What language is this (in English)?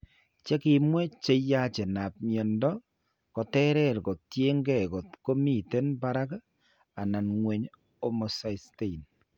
Kalenjin